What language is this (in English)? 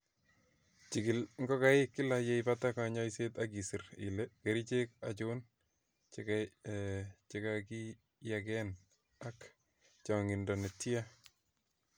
Kalenjin